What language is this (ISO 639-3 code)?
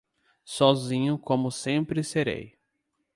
por